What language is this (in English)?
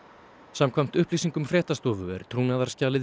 Icelandic